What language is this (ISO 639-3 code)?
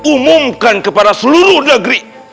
ind